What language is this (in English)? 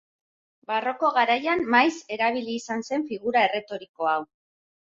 Basque